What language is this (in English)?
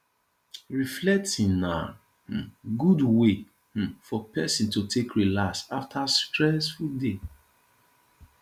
Nigerian Pidgin